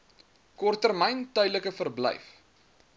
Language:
Afrikaans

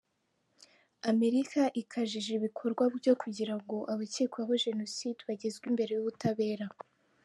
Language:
Kinyarwanda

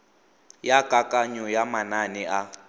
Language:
Tswana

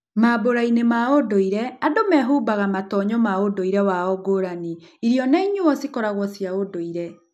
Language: Kikuyu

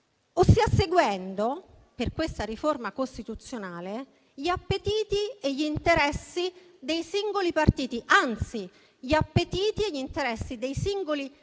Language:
Italian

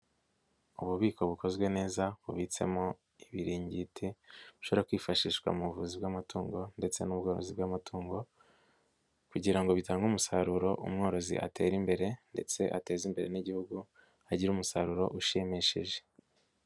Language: Kinyarwanda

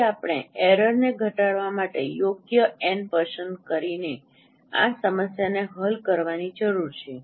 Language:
Gujarati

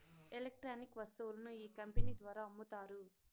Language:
Telugu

